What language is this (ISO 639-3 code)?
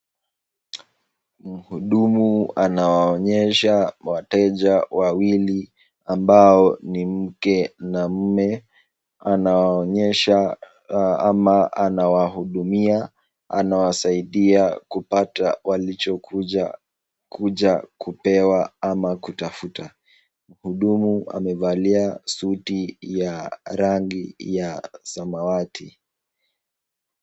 swa